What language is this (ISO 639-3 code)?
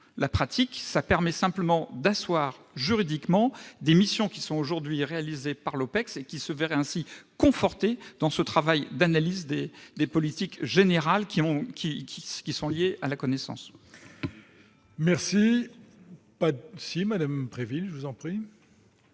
fra